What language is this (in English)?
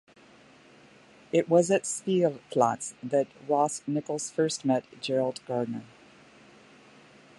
English